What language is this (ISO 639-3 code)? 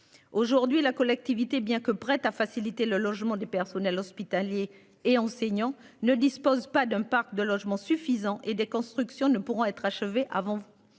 fra